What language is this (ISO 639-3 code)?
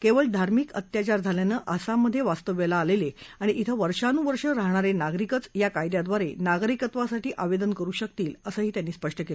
mar